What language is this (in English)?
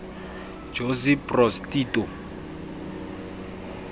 Southern Sotho